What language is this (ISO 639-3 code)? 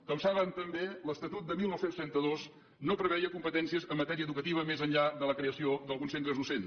cat